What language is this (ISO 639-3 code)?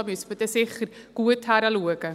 gsw